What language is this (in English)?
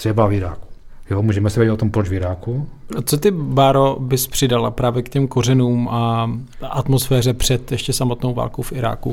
Czech